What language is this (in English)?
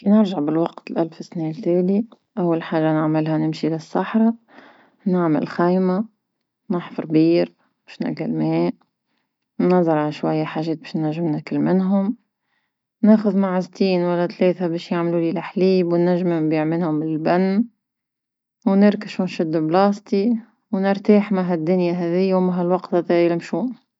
Tunisian Arabic